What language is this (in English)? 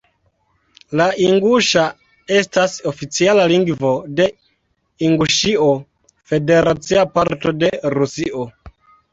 Esperanto